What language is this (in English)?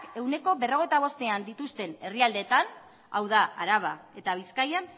Basque